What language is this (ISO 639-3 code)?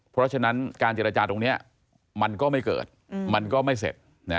tha